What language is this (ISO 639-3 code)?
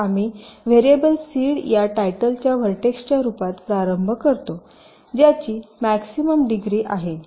mar